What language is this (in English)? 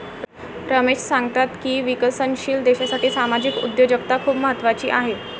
Marathi